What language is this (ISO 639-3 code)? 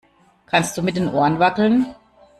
deu